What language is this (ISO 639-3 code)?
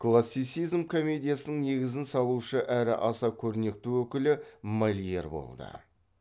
kaz